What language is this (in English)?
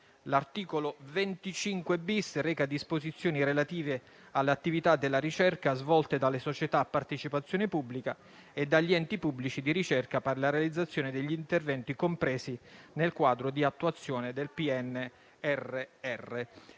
Italian